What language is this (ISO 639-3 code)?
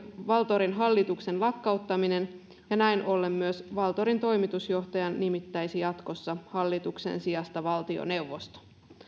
fin